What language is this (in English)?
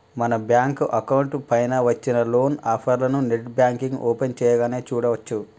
Telugu